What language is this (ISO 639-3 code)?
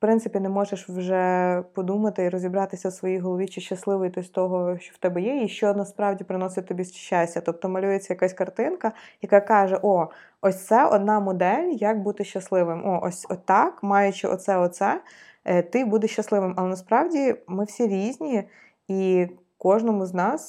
ukr